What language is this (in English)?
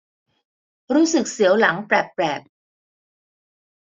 Thai